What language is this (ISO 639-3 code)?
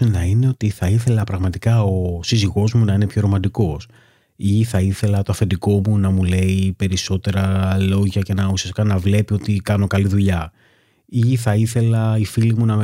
ell